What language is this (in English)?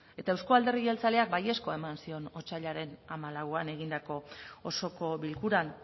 Basque